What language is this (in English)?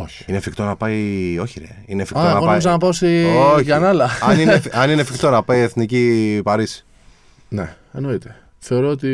Greek